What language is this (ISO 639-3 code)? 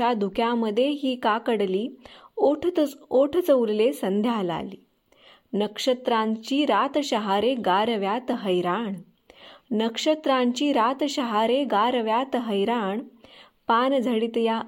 mar